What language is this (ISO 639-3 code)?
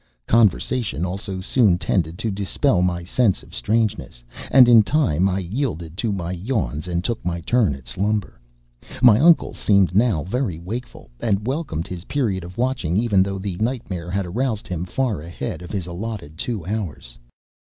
eng